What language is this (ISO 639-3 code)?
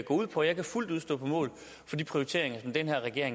dan